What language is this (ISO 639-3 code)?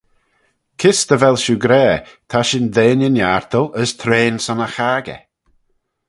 glv